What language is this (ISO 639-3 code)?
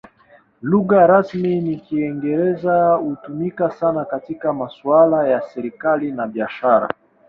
swa